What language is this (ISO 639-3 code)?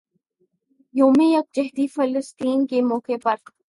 urd